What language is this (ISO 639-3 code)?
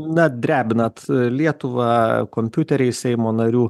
lit